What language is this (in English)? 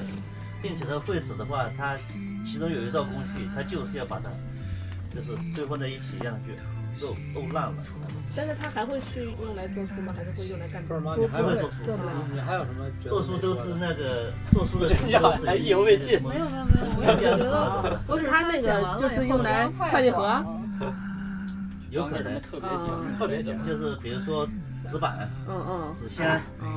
Chinese